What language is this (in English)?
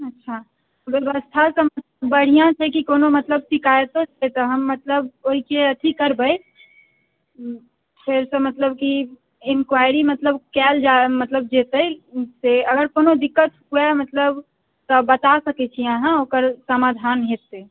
Maithili